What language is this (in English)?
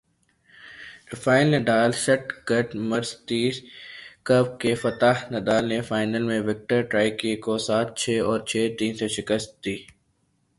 Urdu